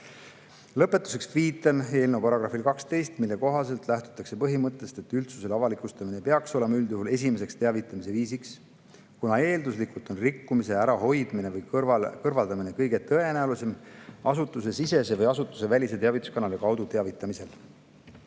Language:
Estonian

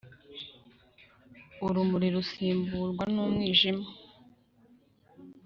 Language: Kinyarwanda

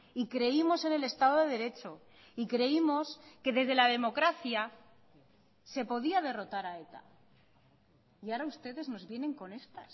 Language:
Spanish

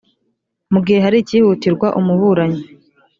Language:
Kinyarwanda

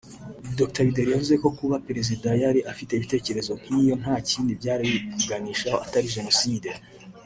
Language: Kinyarwanda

